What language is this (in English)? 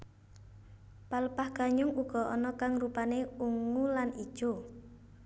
Javanese